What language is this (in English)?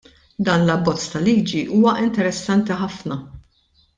Maltese